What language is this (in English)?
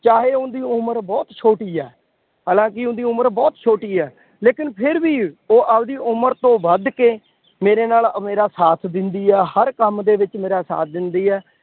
Punjabi